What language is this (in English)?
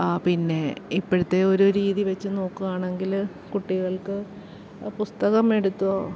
Malayalam